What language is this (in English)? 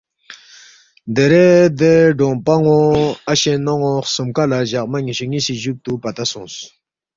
Balti